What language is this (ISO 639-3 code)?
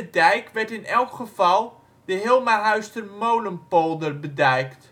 nld